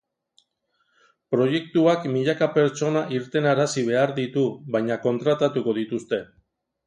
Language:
Basque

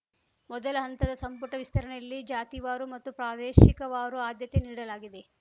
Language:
Kannada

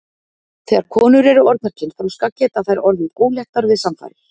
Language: Icelandic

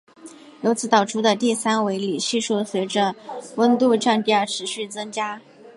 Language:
Chinese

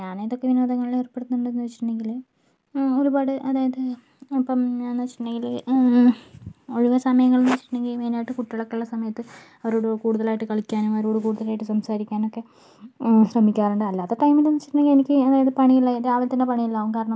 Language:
Malayalam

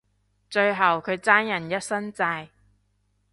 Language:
Cantonese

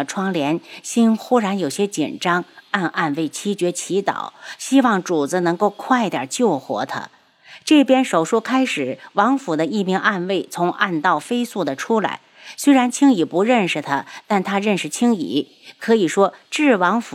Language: Chinese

